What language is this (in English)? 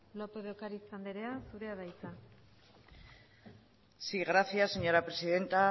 Basque